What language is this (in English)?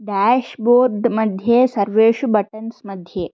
Sanskrit